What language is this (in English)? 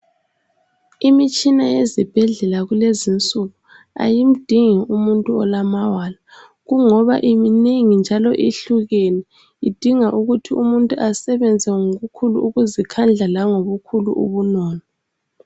North Ndebele